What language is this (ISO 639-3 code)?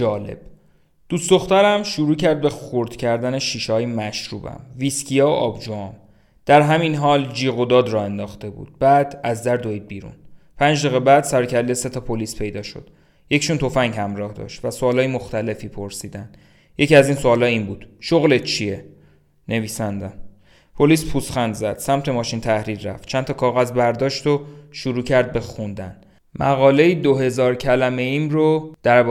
fas